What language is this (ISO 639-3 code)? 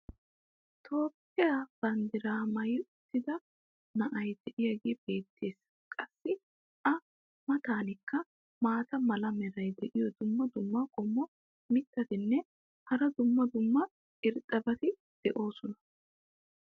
wal